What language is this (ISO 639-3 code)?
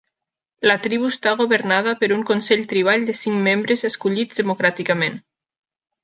cat